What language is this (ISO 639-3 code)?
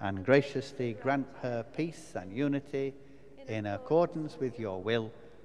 eng